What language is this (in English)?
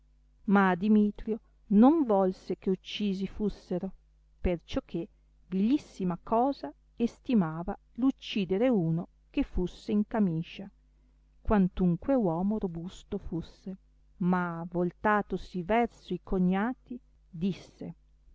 Italian